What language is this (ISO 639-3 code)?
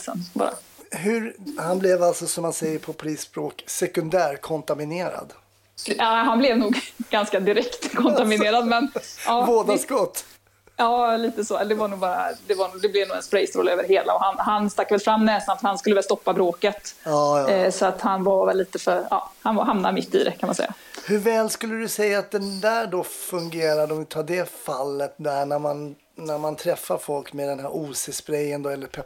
swe